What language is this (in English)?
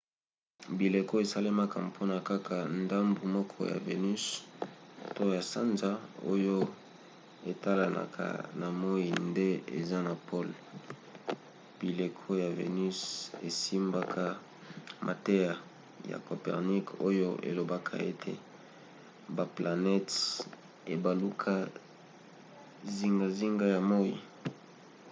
Lingala